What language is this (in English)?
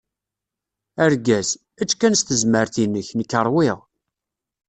Kabyle